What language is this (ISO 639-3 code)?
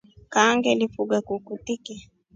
rof